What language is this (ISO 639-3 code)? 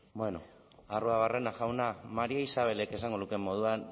eus